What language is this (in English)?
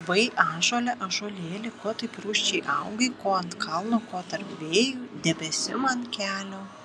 Lithuanian